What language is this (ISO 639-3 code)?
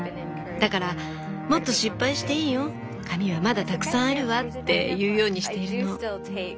jpn